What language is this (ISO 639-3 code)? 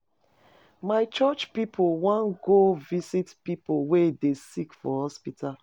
pcm